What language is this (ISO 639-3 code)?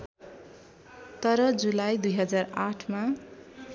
nep